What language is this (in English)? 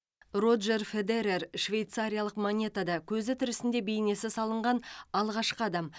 Kazakh